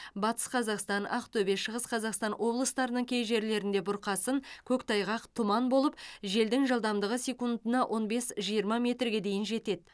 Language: Kazakh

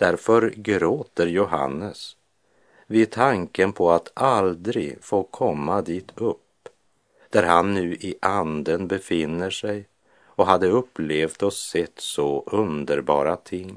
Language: Swedish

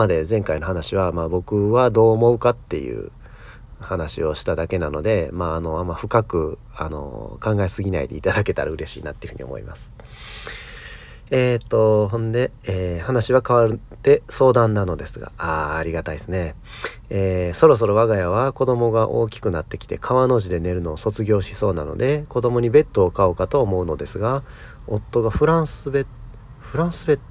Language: Japanese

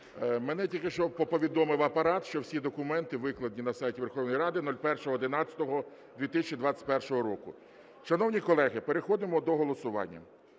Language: Ukrainian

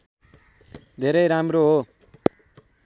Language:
Nepali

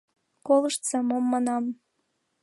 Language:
Mari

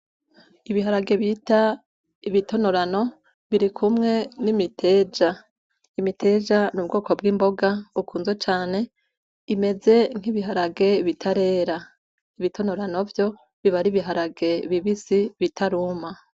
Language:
Rundi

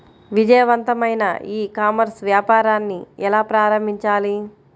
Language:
Telugu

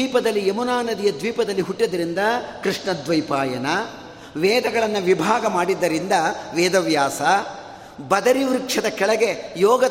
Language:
Kannada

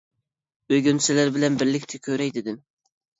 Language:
Uyghur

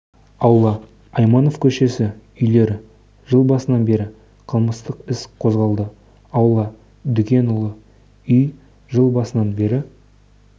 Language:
Kazakh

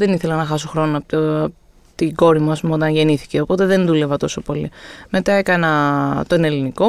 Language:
Greek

